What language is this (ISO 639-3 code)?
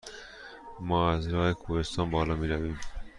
fas